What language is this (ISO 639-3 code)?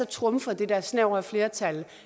dan